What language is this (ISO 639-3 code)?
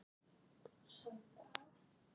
isl